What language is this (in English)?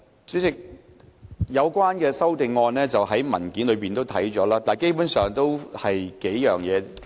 Cantonese